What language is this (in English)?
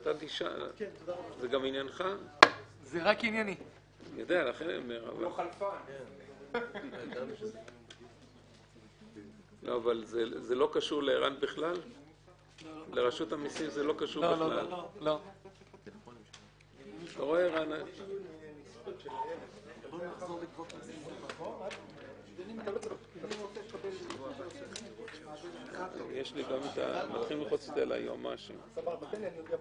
Hebrew